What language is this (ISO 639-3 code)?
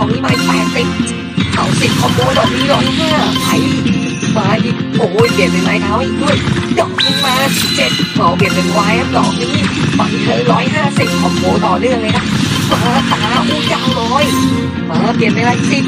tha